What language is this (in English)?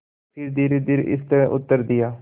Hindi